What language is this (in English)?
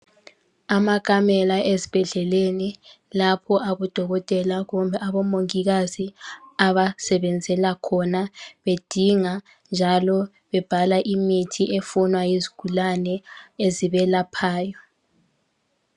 North Ndebele